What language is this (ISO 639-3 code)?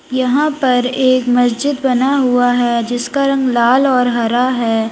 hin